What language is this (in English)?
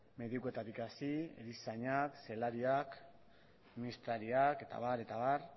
Basque